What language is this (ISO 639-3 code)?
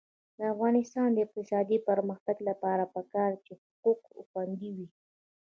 pus